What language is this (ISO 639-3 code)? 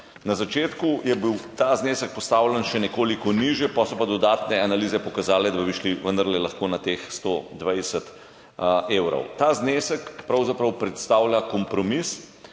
slv